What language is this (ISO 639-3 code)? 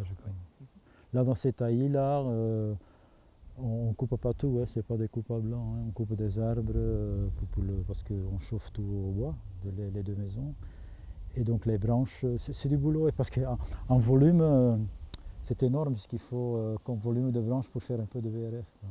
fra